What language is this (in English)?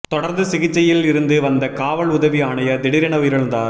Tamil